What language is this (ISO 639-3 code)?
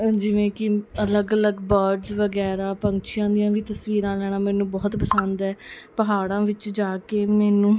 pan